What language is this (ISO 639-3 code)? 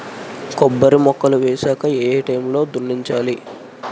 tel